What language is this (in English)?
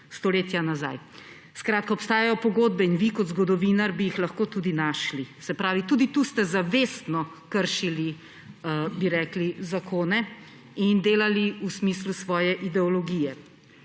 Slovenian